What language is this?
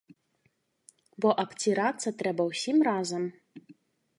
Belarusian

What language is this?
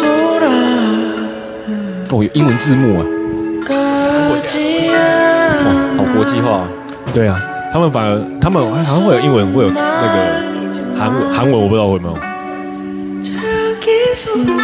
Chinese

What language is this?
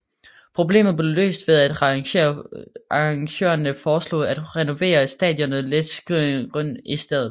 Danish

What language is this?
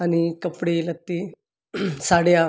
Marathi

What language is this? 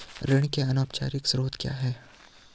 Hindi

